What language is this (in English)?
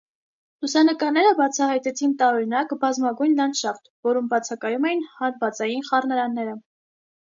Armenian